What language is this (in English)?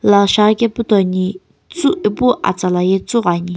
Sumi Naga